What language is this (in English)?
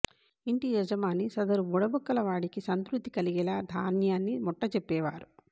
Telugu